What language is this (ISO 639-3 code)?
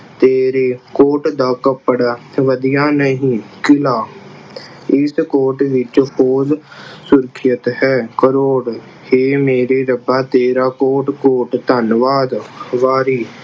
pan